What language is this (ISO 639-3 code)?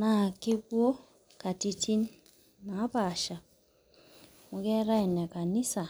mas